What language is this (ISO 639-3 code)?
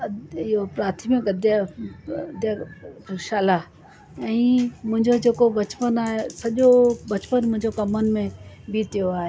snd